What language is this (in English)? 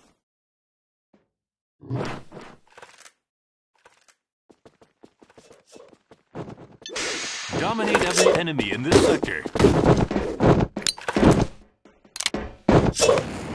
English